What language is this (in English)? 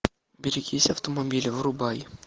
Russian